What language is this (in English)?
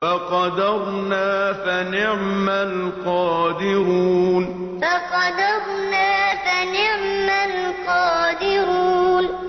Arabic